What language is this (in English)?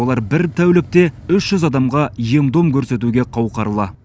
Kazakh